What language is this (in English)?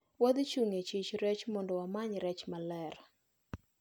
Luo (Kenya and Tanzania)